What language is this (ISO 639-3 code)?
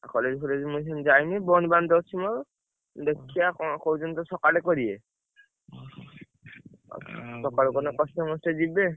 ori